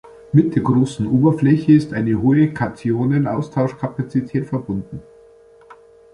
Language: German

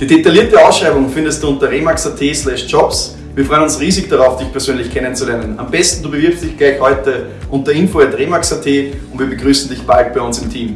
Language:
German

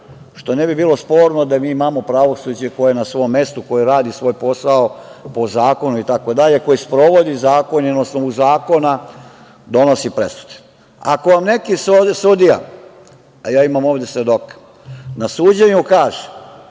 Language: Serbian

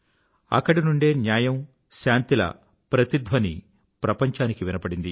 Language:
Telugu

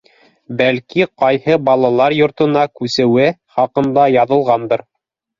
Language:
Bashkir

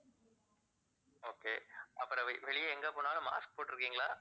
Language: Tamil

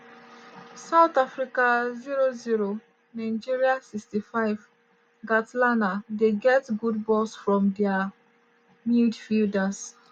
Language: Nigerian Pidgin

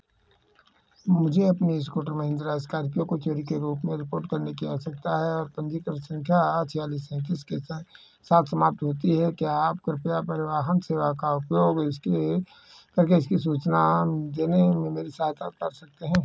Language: Hindi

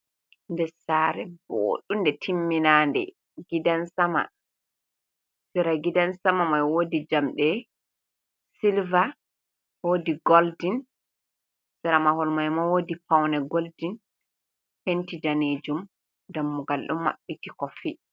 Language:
Fula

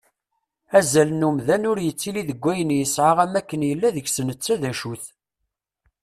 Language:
Kabyle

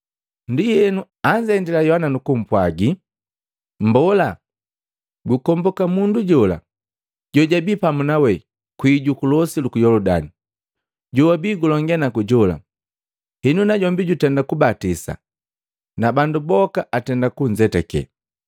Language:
Matengo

